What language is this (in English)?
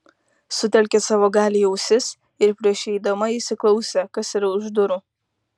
Lithuanian